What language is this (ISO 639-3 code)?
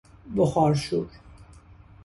fas